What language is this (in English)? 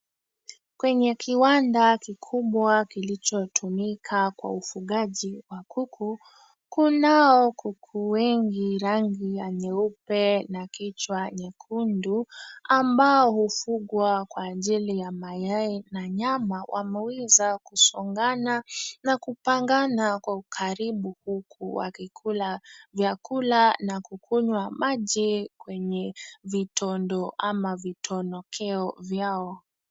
Swahili